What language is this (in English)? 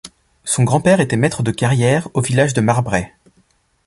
French